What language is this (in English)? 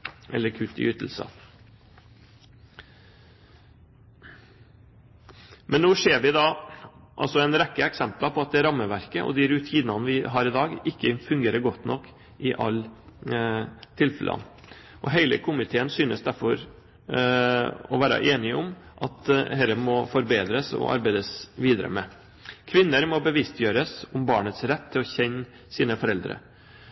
Norwegian Bokmål